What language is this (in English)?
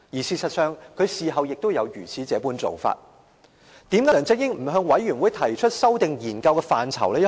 Cantonese